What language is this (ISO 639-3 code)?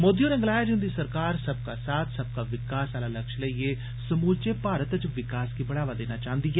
doi